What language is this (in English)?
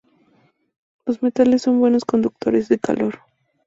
Spanish